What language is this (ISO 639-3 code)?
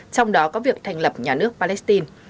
vie